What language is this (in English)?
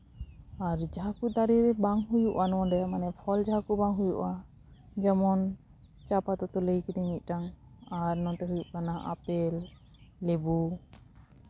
Santali